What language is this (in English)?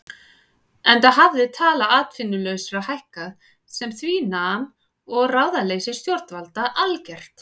Icelandic